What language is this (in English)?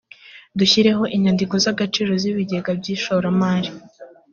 Kinyarwanda